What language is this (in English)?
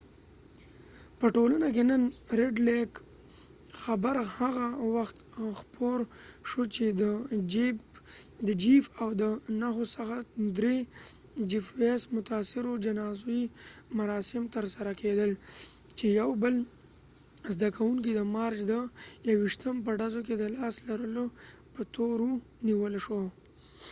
Pashto